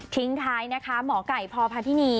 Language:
Thai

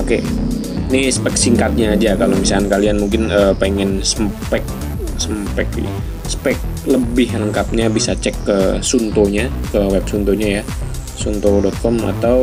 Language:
Indonesian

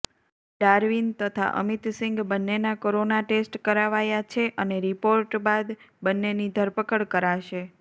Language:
Gujarati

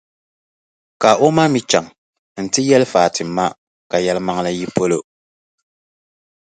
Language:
Dagbani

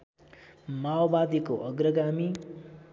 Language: Nepali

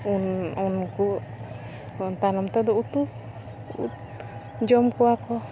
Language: Santali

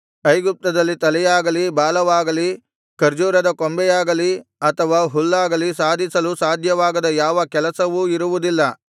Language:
Kannada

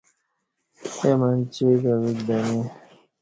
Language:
Kati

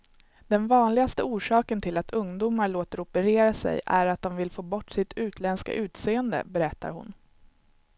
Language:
Swedish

